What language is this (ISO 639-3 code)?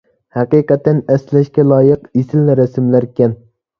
uig